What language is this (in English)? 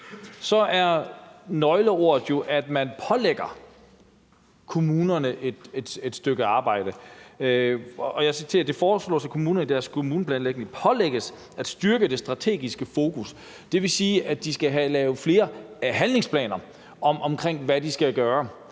Danish